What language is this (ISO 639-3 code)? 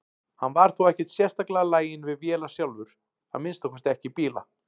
isl